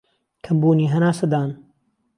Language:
Central Kurdish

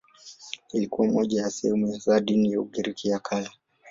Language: Swahili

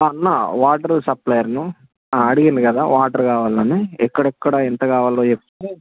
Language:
Telugu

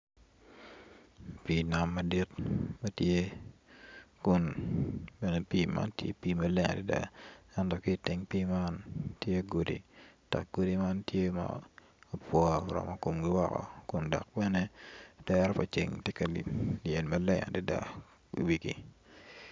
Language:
Acoli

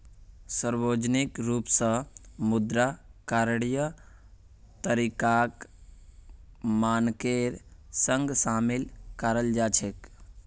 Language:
Magahi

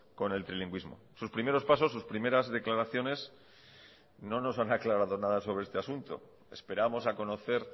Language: Spanish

